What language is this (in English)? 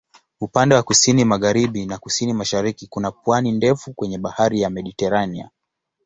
Swahili